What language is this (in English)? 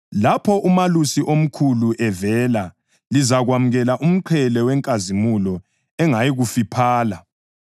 North Ndebele